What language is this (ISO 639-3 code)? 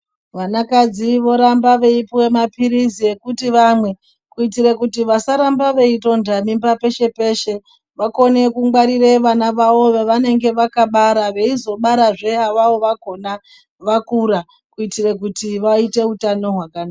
ndc